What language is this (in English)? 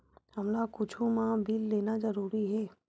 Chhattisgarhi